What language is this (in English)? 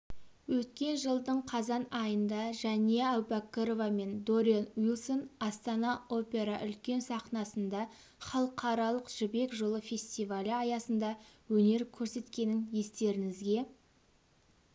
Kazakh